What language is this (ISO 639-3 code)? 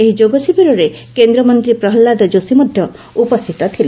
ori